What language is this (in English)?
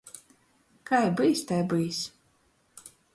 Latgalian